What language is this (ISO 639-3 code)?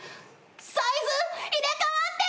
jpn